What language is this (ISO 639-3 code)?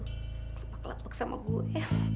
ind